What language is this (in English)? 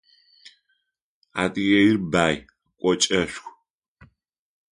Adyghe